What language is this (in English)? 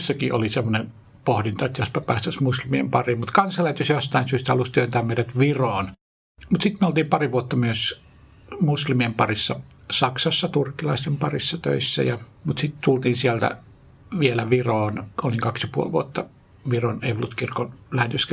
Finnish